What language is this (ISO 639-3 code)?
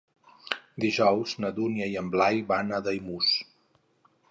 cat